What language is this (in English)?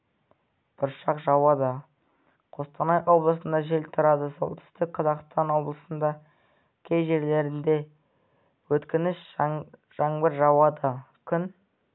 Kazakh